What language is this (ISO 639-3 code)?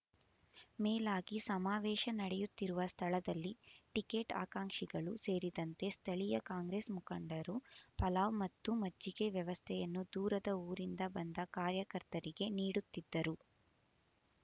kan